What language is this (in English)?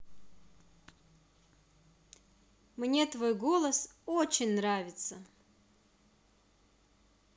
Russian